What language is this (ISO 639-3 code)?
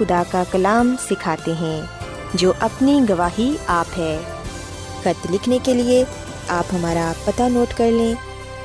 urd